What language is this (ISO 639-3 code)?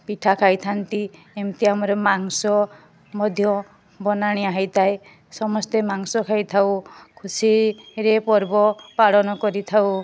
ori